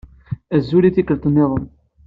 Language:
Kabyle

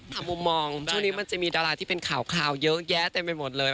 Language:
Thai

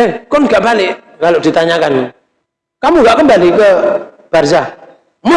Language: Indonesian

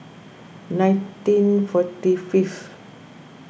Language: English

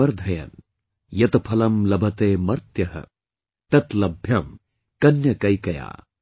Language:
English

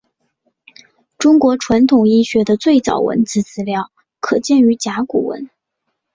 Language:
Chinese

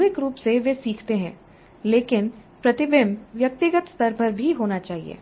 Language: Hindi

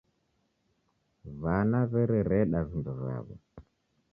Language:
Taita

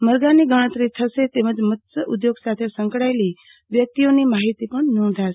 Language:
Gujarati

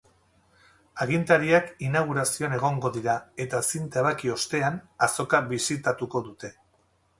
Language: Basque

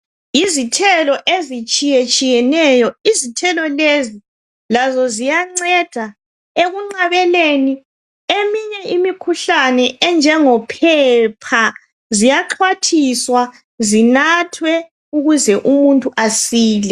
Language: North Ndebele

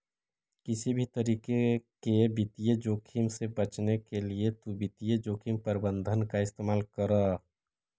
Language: Magahi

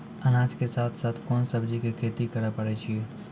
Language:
Maithili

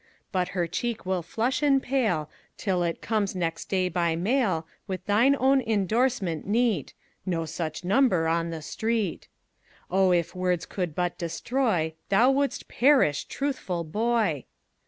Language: English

